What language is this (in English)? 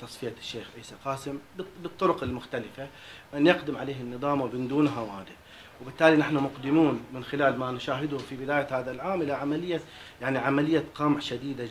Arabic